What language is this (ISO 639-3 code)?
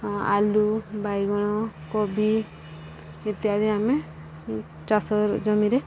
ori